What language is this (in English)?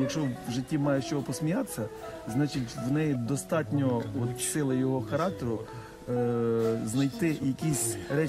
Ukrainian